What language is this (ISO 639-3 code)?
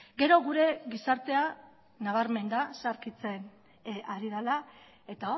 eus